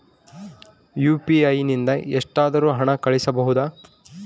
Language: Kannada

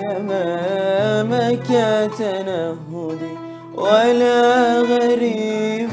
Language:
Arabic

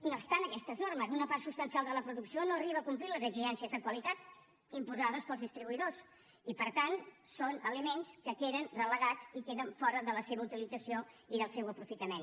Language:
Catalan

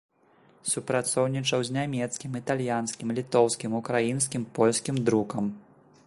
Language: Belarusian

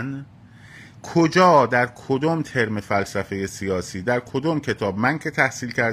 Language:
Persian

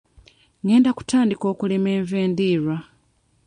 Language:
Ganda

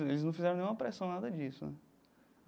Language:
Portuguese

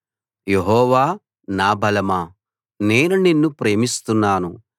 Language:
Telugu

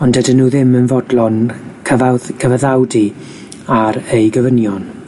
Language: Welsh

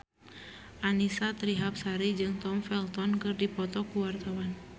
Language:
Sundanese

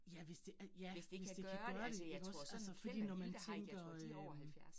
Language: Danish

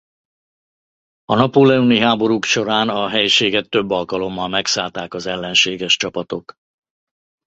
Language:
Hungarian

